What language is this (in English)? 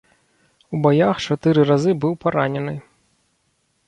Belarusian